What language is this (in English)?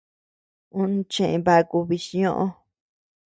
Tepeuxila Cuicatec